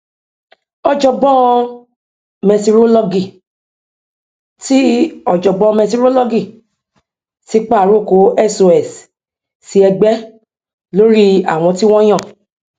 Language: Yoruba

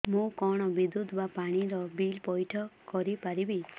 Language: Odia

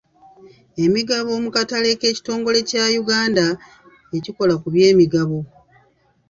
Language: Ganda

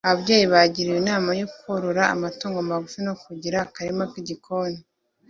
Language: Kinyarwanda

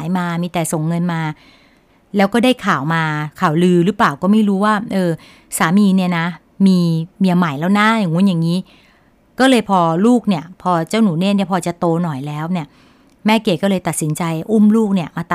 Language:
Thai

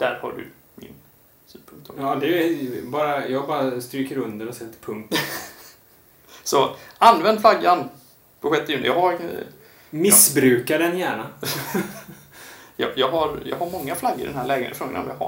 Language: Swedish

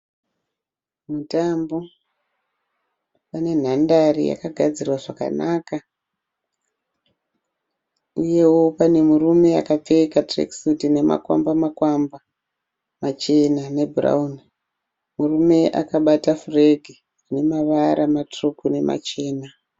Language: Shona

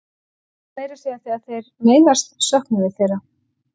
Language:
Icelandic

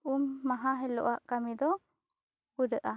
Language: Santali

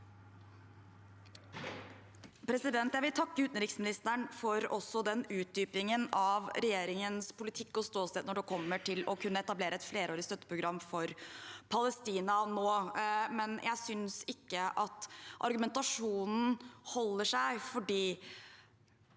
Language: Norwegian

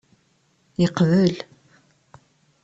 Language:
Kabyle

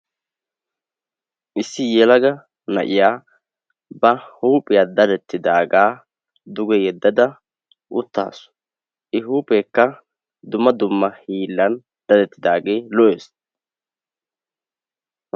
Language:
Wolaytta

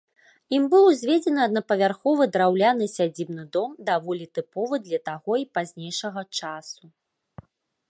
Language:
Belarusian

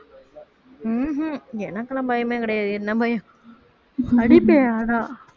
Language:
Tamil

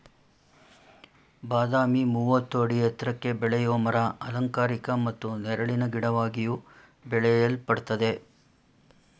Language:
Kannada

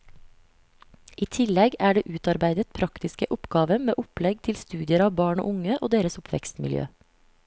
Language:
Norwegian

